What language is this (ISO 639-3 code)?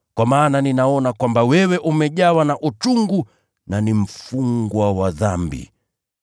swa